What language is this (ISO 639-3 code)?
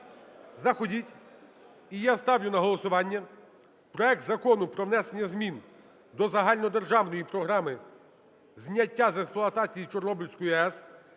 ukr